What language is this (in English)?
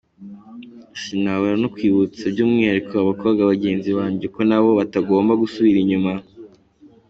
Kinyarwanda